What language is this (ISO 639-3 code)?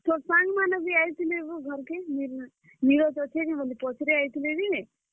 ori